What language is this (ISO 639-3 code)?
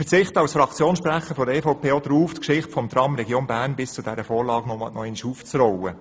gsw